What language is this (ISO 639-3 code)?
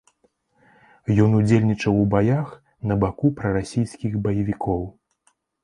bel